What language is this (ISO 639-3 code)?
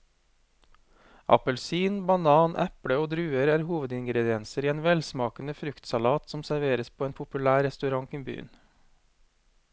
nor